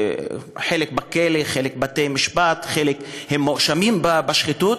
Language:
Hebrew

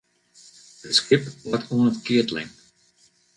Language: Western Frisian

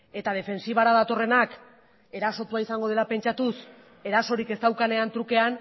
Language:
Basque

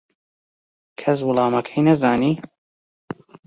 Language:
Central Kurdish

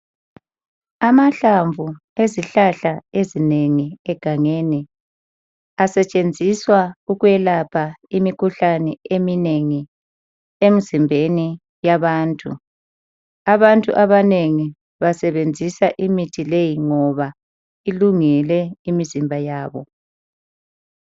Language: North Ndebele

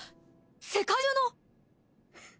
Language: Japanese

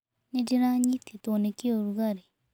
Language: Kikuyu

